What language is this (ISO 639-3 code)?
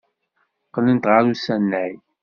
kab